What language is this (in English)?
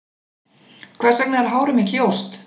Icelandic